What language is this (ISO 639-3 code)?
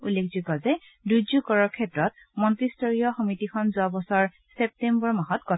asm